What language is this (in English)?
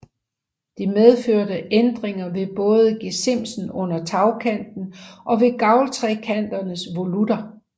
Danish